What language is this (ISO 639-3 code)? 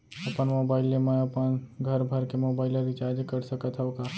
hne